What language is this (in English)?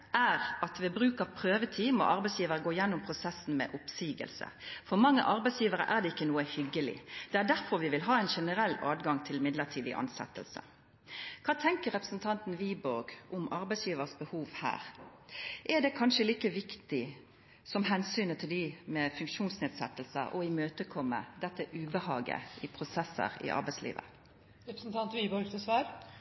Norwegian